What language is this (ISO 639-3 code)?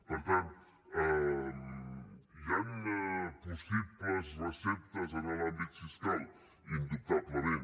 cat